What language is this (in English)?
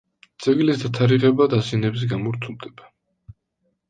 Georgian